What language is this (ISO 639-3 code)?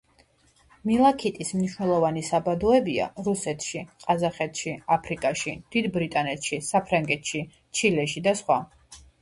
kat